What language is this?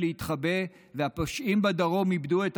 Hebrew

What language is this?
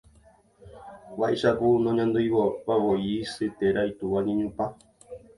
Guarani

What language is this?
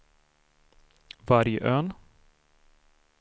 Swedish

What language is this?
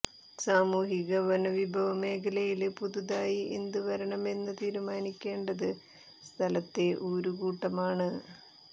Malayalam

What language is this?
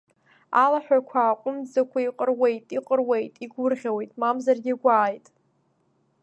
Abkhazian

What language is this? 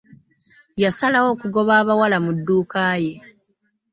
Ganda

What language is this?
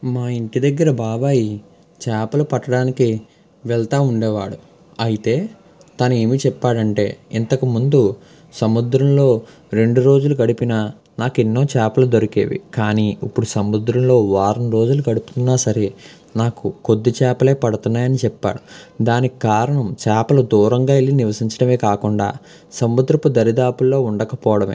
Telugu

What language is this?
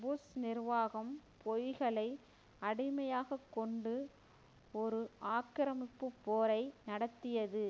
Tamil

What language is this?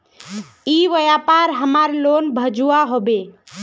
Magahi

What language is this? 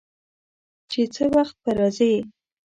Pashto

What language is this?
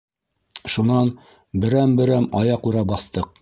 Bashkir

